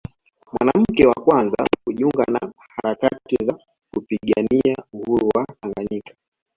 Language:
Swahili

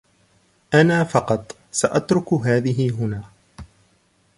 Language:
Arabic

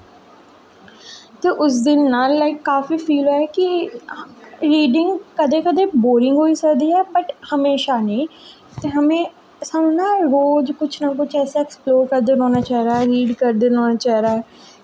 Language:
Dogri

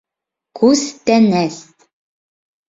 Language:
Bashkir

